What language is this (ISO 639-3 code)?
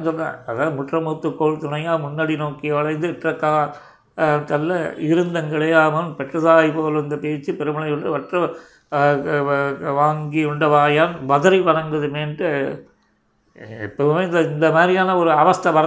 tam